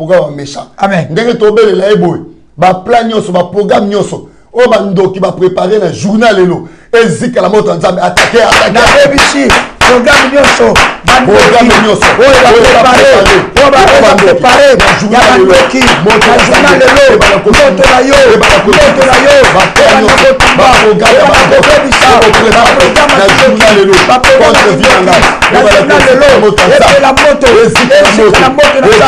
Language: French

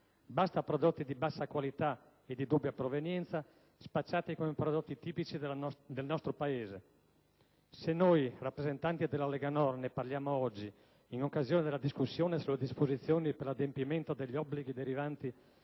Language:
Italian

